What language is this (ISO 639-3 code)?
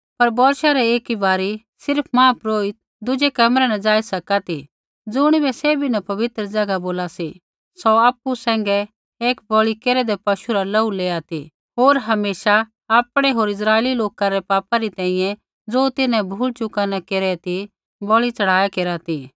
kfx